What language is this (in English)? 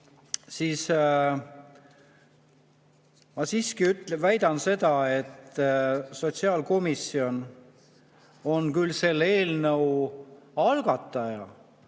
Estonian